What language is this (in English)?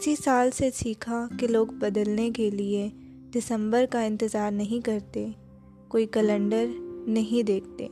Urdu